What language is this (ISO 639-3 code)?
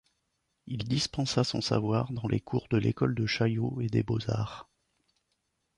fra